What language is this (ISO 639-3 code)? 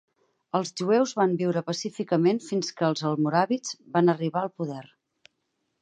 cat